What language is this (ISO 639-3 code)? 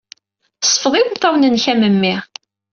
kab